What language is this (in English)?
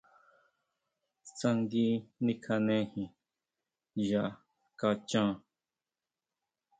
Huautla Mazatec